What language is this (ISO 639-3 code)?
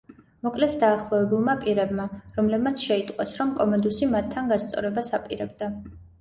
kat